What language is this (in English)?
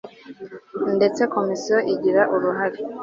Kinyarwanda